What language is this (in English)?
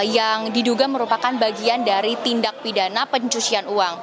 Indonesian